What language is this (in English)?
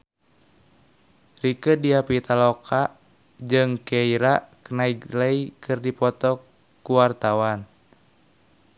Sundanese